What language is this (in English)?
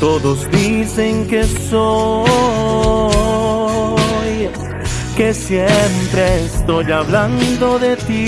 Spanish